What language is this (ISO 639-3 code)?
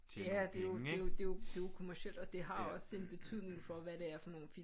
dan